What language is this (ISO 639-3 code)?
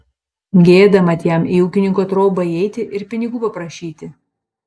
lit